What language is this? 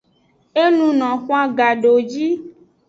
Aja (Benin)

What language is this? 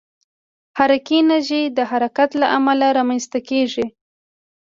Pashto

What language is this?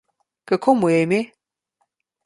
Slovenian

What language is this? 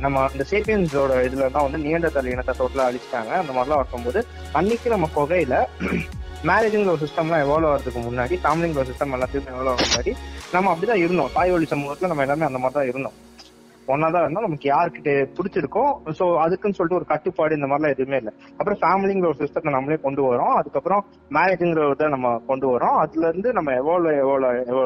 Tamil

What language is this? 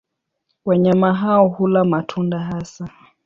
Swahili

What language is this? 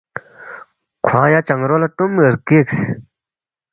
Balti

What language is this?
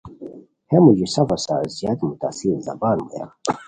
Khowar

